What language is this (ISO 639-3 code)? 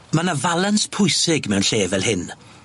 cym